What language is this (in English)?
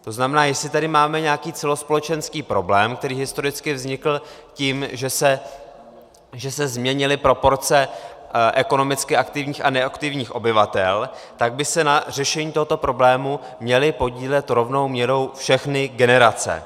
Czech